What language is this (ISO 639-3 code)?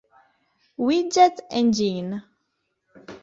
ita